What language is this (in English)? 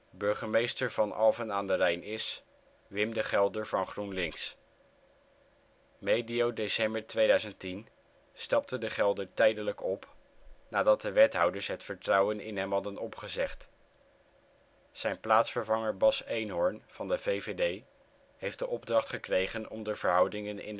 Dutch